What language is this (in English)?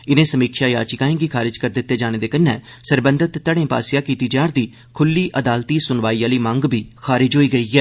Dogri